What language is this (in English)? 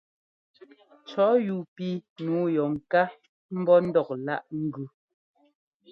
Ngomba